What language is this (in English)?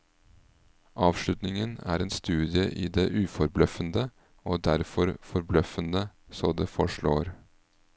Norwegian